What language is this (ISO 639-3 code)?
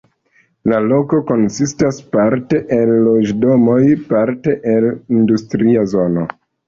epo